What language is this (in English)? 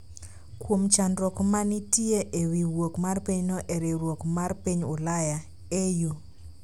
Luo (Kenya and Tanzania)